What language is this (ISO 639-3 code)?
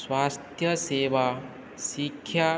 san